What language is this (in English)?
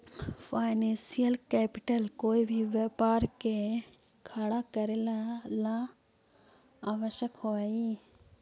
Magahi